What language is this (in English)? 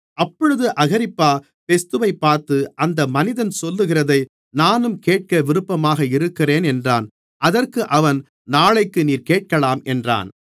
Tamil